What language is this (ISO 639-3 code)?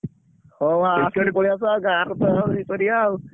ori